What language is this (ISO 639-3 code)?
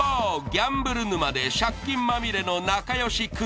jpn